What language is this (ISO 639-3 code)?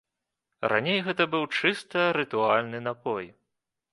bel